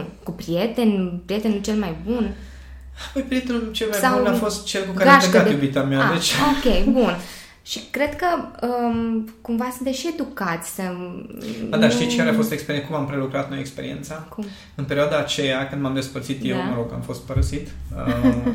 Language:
Romanian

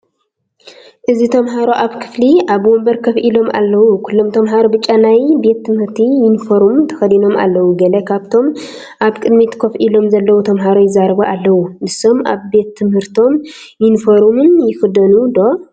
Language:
Tigrinya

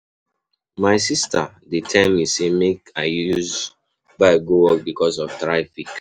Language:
Nigerian Pidgin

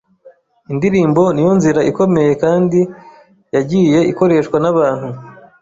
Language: Kinyarwanda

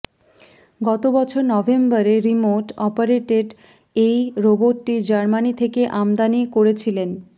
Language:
Bangla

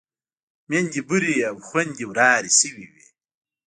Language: Pashto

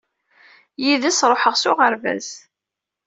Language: Kabyle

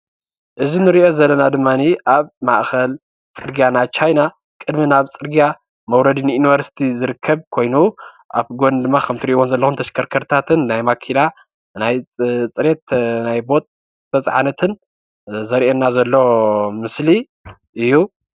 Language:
Tigrinya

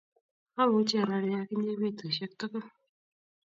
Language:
Kalenjin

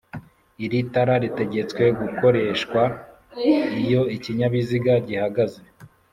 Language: Kinyarwanda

